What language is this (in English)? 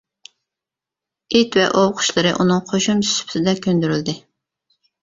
Uyghur